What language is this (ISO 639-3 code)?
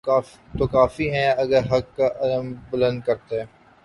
urd